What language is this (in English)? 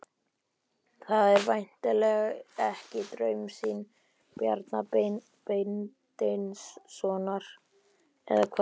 Icelandic